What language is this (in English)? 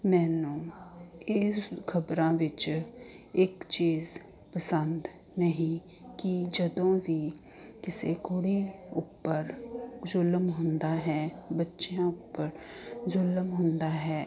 Punjabi